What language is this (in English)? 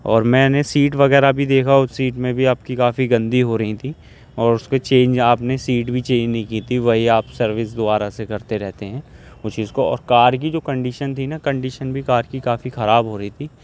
Urdu